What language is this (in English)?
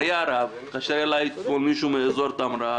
Hebrew